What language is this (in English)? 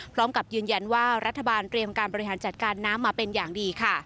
Thai